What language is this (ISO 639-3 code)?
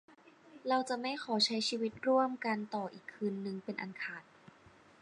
tha